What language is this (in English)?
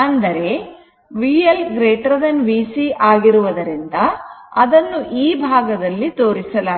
Kannada